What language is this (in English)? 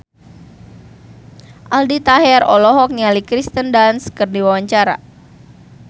Sundanese